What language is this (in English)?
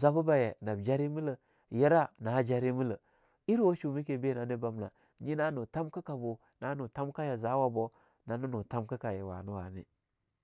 Longuda